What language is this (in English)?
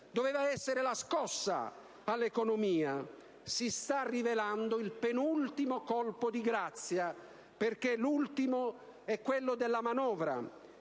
Italian